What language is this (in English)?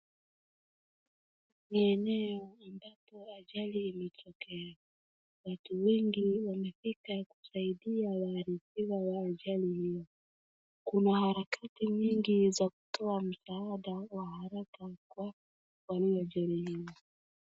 Swahili